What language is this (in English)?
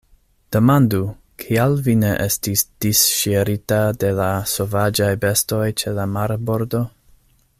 Esperanto